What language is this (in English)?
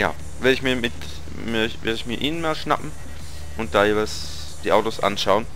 German